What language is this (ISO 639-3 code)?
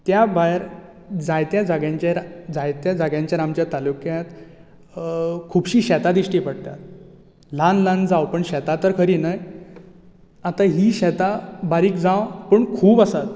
kok